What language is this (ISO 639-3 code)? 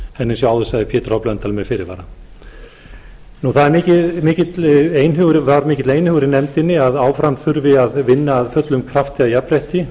isl